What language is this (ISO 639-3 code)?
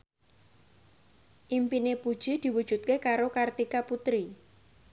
jav